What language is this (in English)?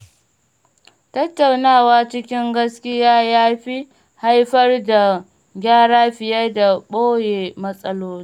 Hausa